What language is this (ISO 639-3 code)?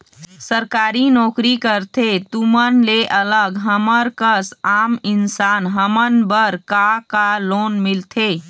hne